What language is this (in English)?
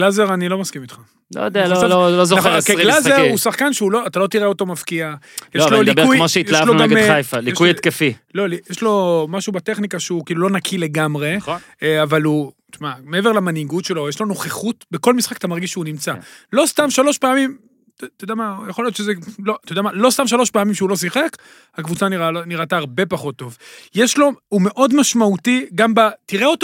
Hebrew